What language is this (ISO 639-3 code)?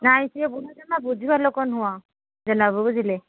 ori